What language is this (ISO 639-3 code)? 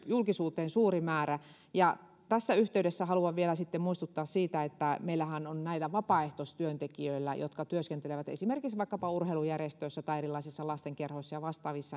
fin